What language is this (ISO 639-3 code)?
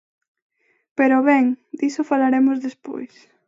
glg